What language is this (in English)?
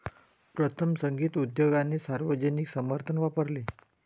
Marathi